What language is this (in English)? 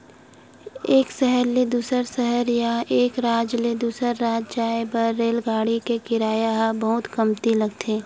Chhattisgarhi